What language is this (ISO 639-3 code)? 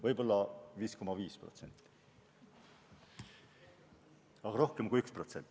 est